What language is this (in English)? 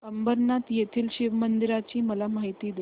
Marathi